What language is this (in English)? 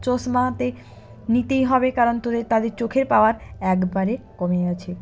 Bangla